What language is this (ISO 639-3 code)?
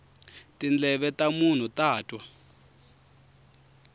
tso